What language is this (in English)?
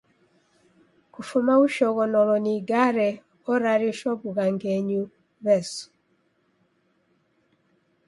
Taita